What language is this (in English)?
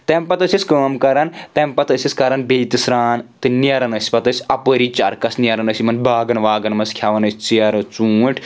Kashmiri